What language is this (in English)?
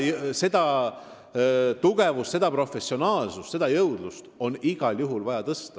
Estonian